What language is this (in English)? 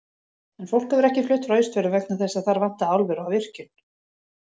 Icelandic